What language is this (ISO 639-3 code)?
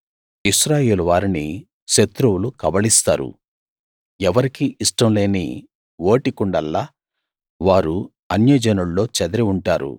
tel